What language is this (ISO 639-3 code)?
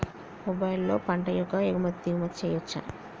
tel